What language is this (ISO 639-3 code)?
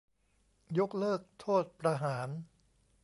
tha